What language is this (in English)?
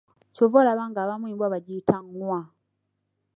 Ganda